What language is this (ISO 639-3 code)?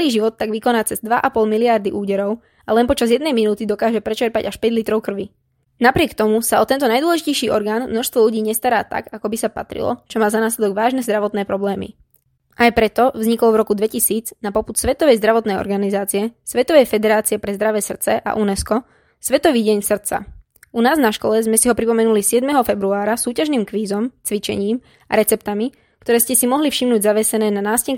slk